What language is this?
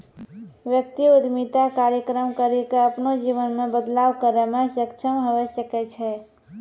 Maithili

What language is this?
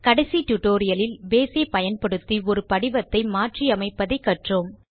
Tamil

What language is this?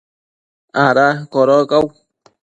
Matsés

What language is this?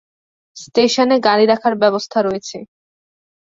Bangla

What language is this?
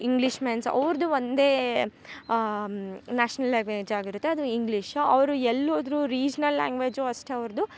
Kannada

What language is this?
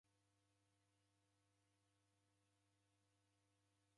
Taita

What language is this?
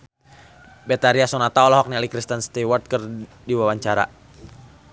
Sundanese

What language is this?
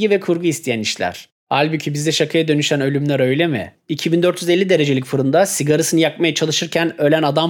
Turkish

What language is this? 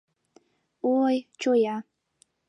Mari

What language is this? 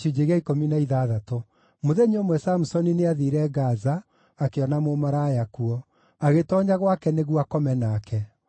Kikuyu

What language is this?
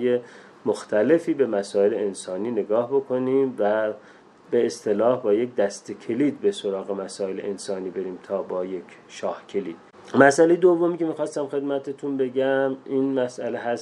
Persian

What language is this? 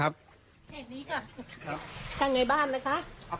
Thai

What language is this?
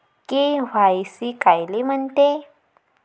Marathi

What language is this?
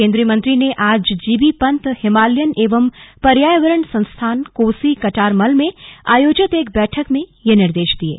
Hindi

